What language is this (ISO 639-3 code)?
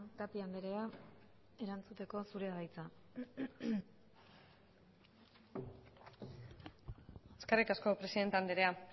eus